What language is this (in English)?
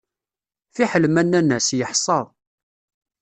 Kabyle